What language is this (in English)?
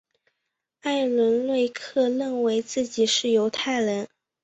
Chinese